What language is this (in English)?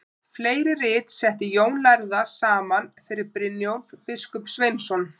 Icelandic